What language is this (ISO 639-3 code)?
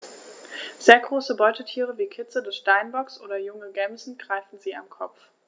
deu